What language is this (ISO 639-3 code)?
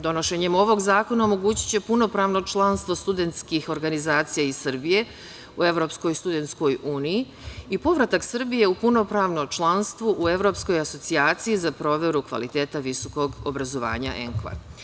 srp